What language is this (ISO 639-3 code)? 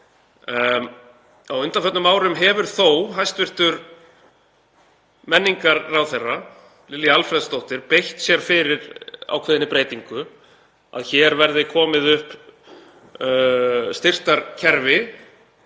isl